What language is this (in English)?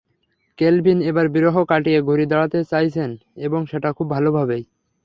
Bangla